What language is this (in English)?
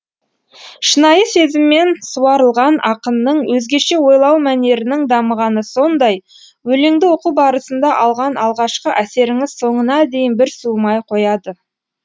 Kazakh